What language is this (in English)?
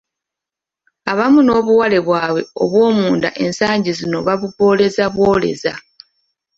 Ganda